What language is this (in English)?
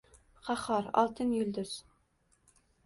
Uzbek